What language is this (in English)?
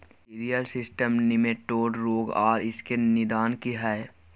Maithili